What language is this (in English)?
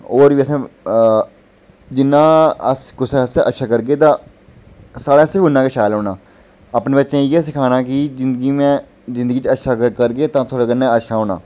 Dogri